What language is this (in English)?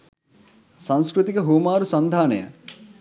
Sinhala